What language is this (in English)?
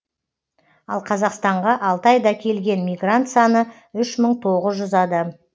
Kazakh